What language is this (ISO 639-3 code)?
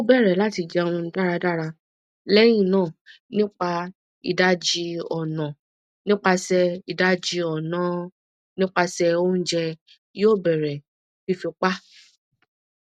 yor